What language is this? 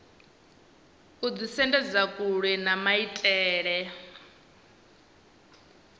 Venda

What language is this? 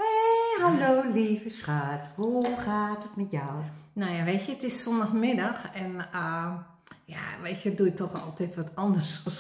Dutch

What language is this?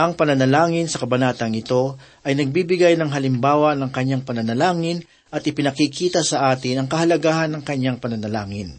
Filipino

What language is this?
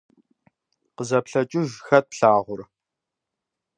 Kabardian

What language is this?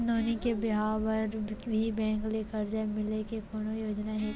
Chhattisgarhi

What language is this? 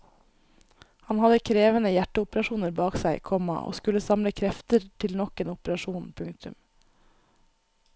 Norwegian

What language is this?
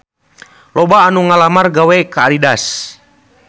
Sundanese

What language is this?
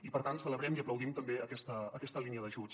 Catalan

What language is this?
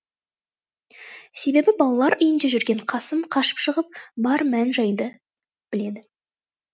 Kazakh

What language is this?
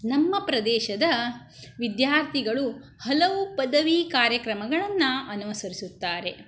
Kannada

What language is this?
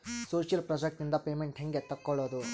Kannada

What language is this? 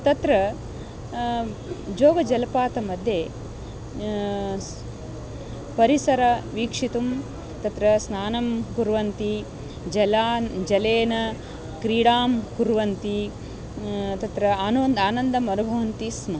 Sanskrit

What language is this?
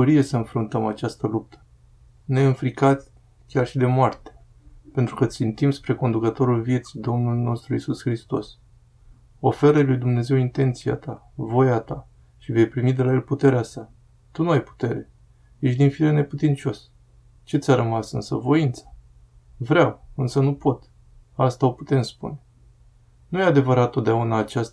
Romanian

